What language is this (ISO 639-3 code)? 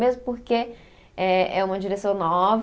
por